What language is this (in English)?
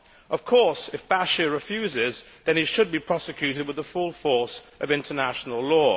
English